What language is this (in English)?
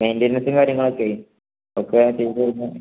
Malayalam